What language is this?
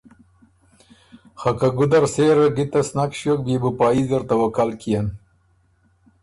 Ormuri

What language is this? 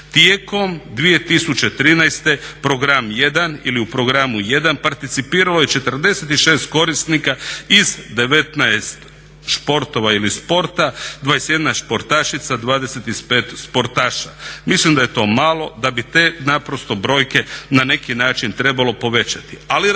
Croatian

